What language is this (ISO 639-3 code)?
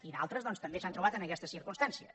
cat